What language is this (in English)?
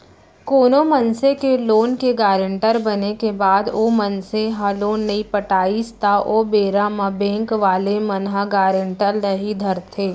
Chhattisgarhi